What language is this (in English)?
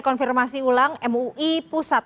Indonesian